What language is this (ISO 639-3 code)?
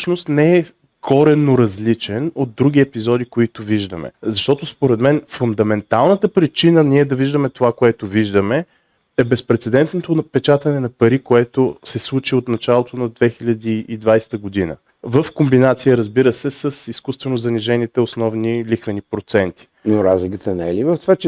bul